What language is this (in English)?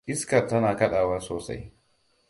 Hausa